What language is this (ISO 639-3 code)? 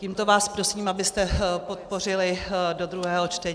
ces